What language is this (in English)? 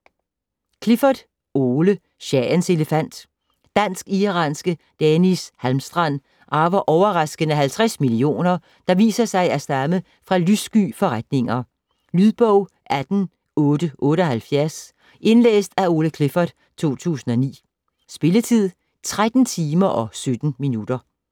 Danish